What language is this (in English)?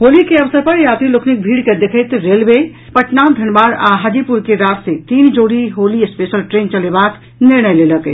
Maithili